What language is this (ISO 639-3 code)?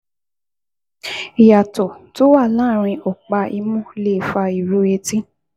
yor